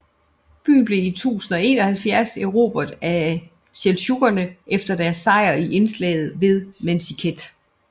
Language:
Danish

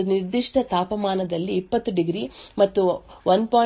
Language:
Kannada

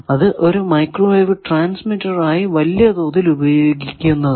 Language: Malayalam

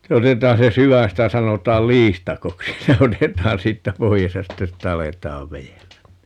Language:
Finnish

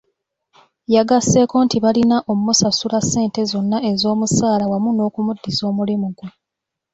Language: Ganda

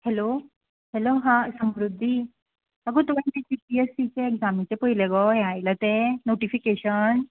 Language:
Konkani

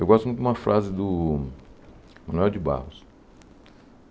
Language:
Portuguese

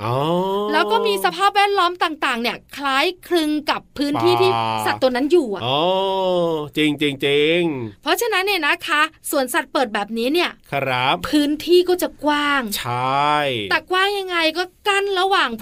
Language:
Thai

